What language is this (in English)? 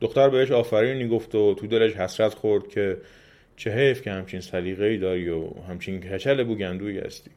Persian